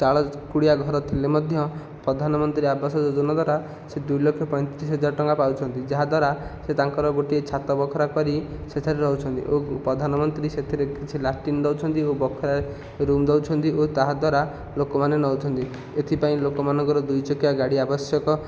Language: Odia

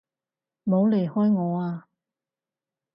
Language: Cantonese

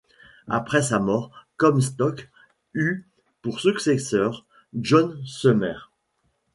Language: French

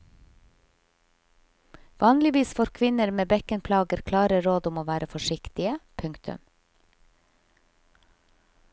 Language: Norwegian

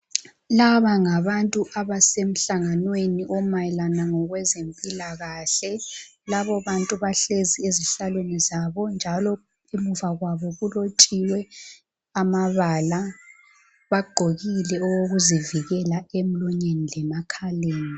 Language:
North Ndebele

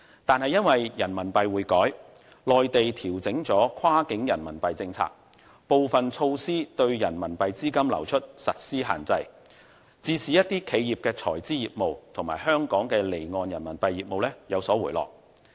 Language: Cantonese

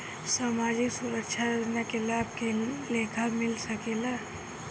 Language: Bhojpuri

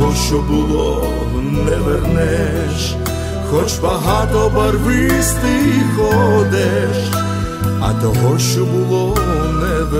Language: Ukrainian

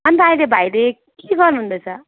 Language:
Nepali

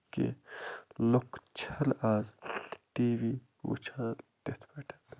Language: Kashmiri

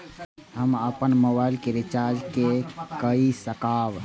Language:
Maithili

